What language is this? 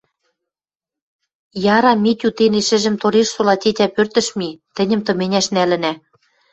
Western Mari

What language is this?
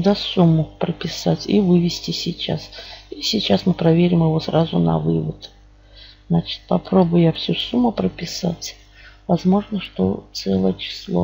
Russian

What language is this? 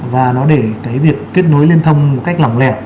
Vietnamese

